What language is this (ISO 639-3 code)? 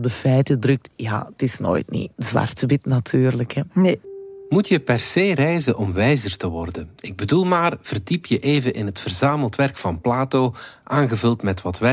nld